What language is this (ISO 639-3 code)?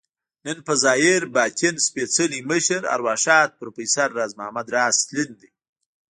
pus